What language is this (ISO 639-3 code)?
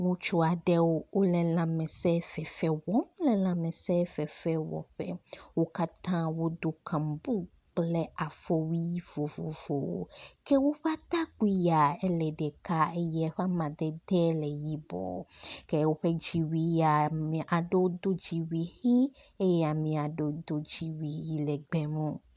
ewe